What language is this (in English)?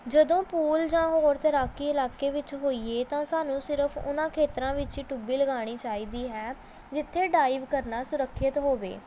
Punjabi